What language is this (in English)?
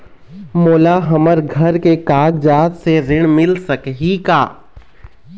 Chhattisgarhi